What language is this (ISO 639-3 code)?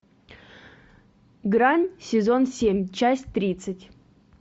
rus